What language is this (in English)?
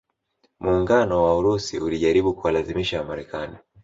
Swahili